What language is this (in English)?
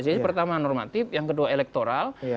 Indonesian